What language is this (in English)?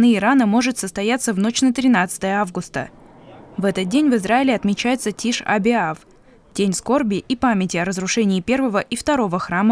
Russian